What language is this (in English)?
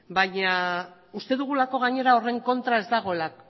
Basque